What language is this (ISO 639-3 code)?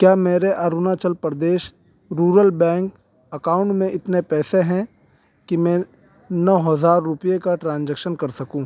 urd